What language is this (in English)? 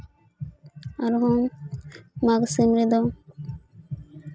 Santali